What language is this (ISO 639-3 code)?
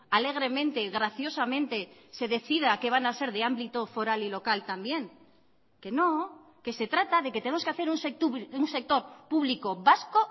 spa